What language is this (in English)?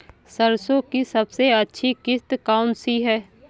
Hindi